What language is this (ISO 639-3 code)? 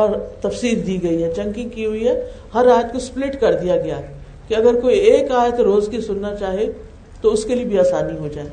urd